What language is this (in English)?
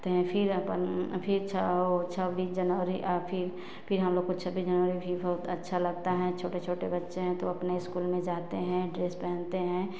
Hindi